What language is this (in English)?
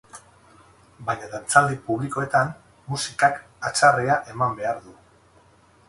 Basque